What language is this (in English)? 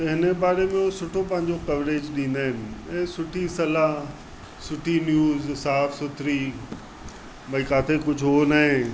Sindhi